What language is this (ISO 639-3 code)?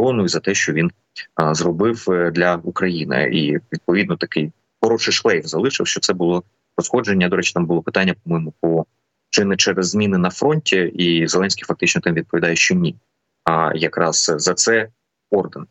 ukr